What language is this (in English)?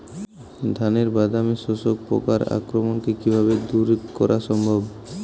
Bangla